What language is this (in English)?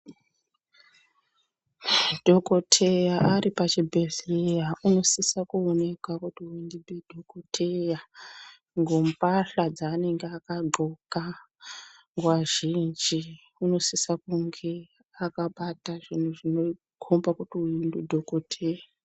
Ndau